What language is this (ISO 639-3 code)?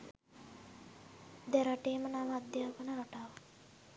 sin